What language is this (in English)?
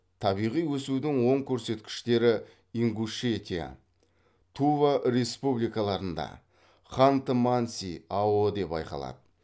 Kazakh